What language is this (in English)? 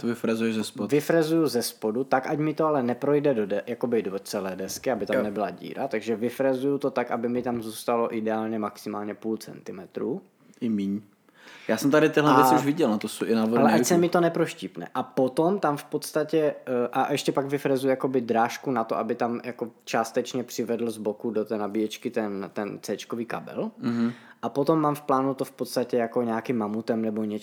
Czech